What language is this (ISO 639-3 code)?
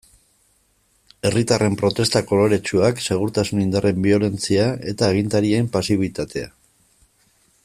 eus